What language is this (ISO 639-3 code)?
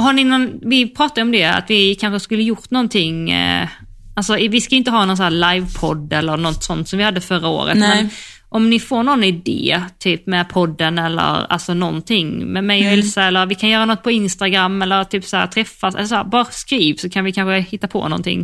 swe